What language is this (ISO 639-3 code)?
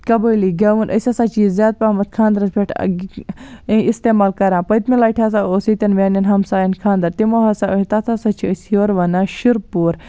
kas